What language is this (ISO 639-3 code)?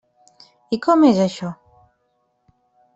cat